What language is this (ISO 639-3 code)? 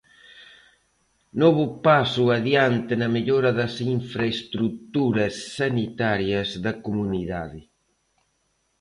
glg